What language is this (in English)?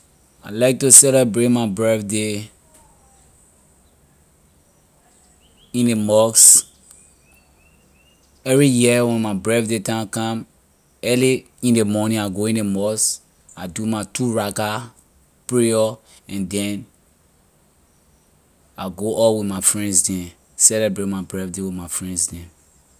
Liberian English